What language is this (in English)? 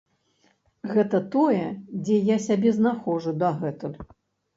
Belarusian